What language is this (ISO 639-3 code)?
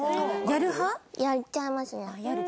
jpn